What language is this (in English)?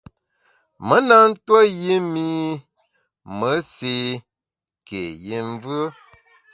Bamun